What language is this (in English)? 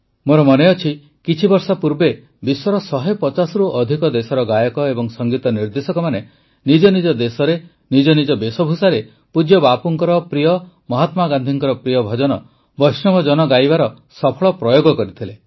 Odia